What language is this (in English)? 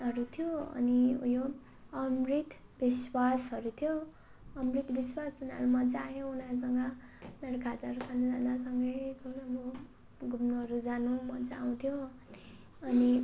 Nepali